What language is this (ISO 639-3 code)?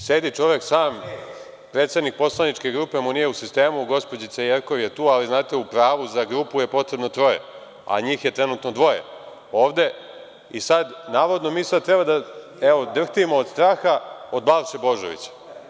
srp